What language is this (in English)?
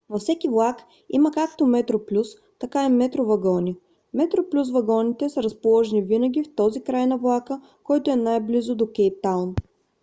Bulgarian